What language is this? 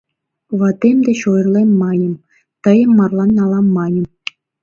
Mari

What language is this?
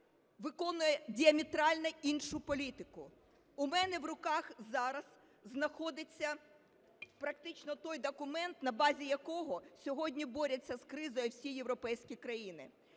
Ukrainian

